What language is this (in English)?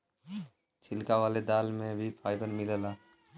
Bhojpuri